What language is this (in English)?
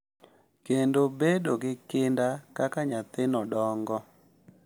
Luo (Kenya and Tanzania)